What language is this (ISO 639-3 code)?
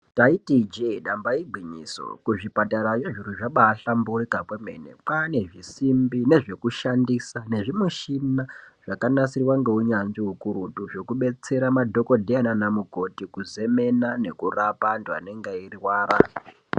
ndc